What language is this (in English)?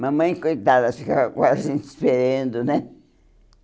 Portuguese